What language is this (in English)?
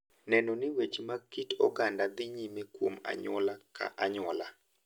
Luo (Kenya and Tanzania)